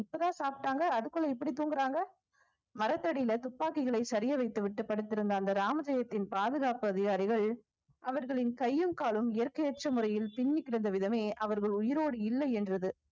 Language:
Tamil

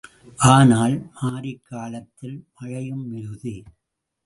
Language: Tamil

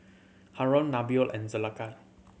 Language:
English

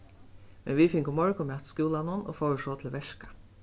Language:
Faroese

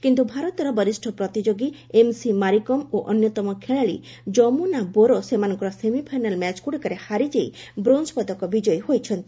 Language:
Odia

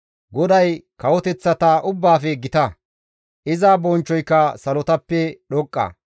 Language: Gamo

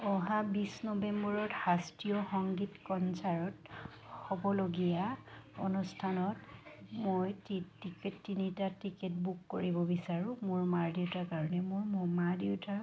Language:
Assamese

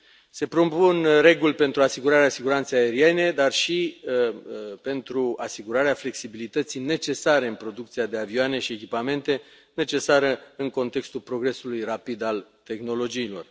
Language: Romanian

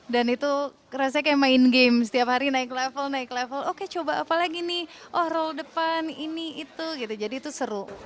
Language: Indonesian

